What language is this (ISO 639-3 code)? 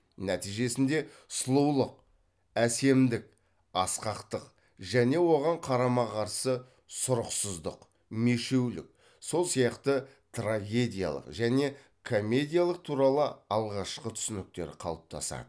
kaz